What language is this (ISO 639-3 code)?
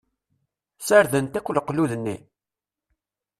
kab